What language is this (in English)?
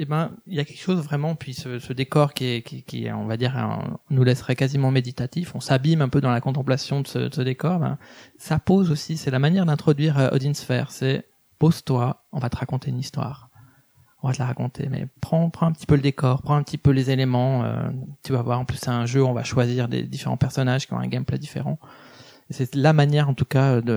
French